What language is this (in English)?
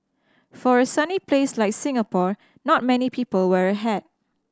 English